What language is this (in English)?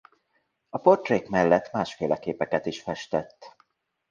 Hungarian